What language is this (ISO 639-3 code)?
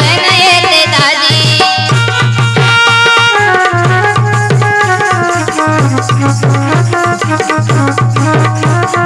mar